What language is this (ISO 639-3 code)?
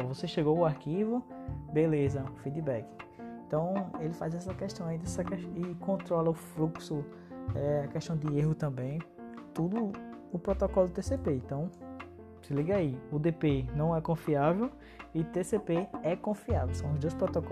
por